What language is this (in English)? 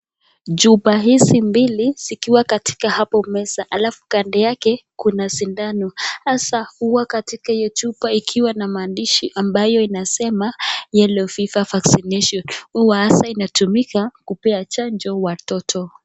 Swahili